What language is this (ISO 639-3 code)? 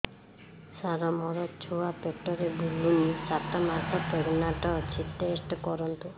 ori